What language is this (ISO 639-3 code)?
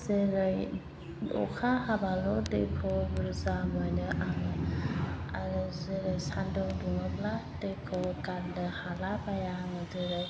brx